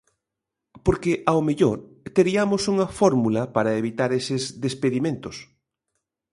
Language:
Galician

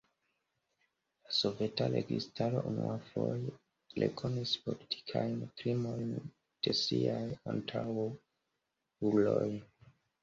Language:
Esperanto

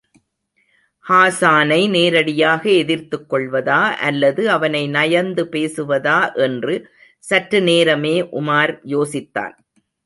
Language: Tamil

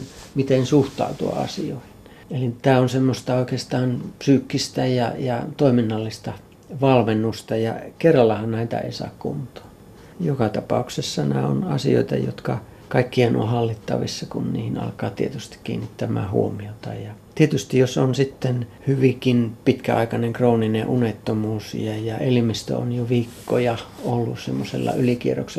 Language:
Finnish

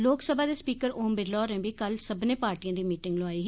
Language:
Dogri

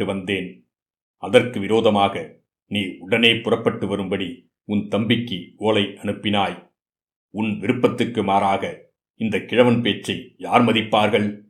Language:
Tamil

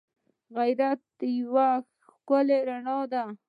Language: Pashto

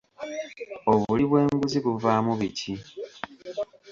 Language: Ganda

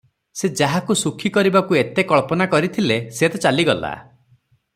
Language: Odia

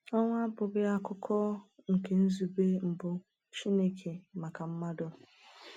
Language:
Igbo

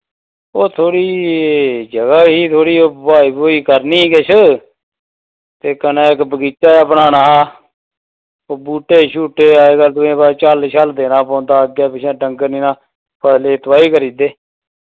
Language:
Dogri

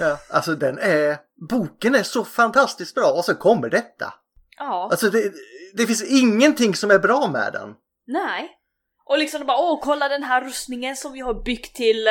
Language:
Swedish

